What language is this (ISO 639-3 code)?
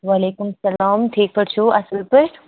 kas